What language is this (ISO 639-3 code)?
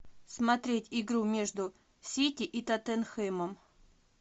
rus